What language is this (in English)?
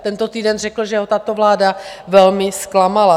Czech